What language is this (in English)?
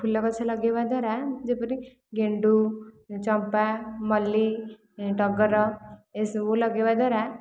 Odia